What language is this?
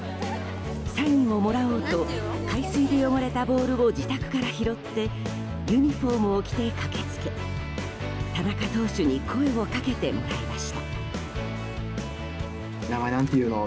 Japanese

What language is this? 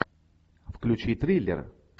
Russian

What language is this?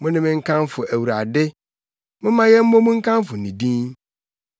Akan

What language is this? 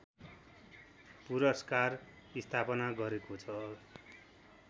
Nepali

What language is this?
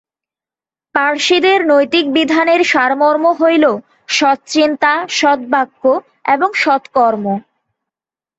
Bangla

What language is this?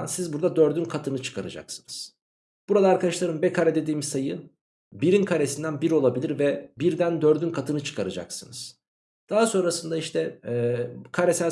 Turkish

